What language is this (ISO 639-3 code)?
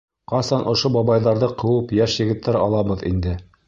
bak